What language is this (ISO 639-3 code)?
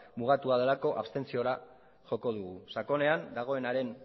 eus